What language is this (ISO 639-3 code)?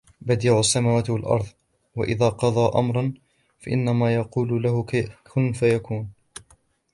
ara